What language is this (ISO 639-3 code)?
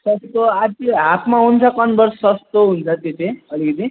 nep